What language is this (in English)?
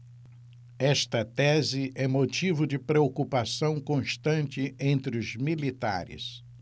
Portuguese